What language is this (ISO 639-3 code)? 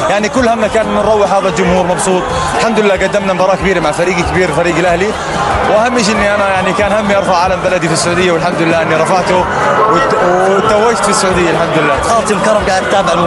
ara